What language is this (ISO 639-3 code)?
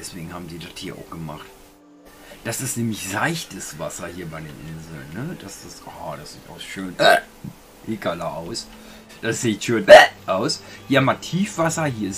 deu